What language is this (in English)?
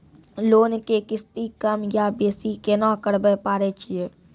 Maithili